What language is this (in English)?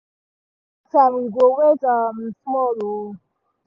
Nigerian Pidgin